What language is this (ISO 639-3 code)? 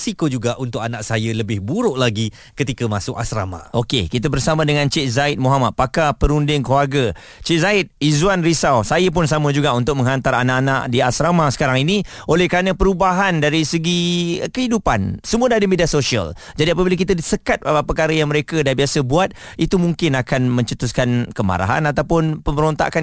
msa